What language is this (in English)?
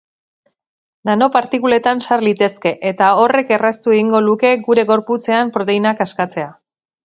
Basque